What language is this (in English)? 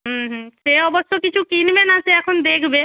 Bangla